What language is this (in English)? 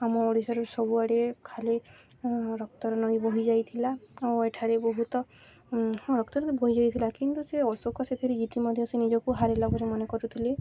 Odia